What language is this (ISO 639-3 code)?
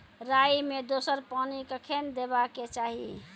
mai